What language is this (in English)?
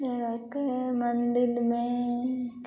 Maithili